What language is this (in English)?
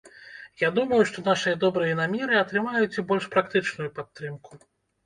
Belarusian